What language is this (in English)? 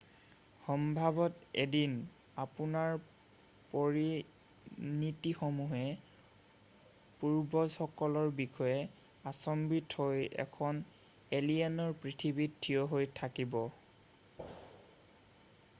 Assamese